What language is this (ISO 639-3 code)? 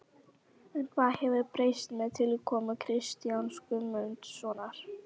isl